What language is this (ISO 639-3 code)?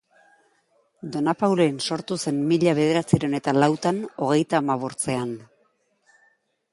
eus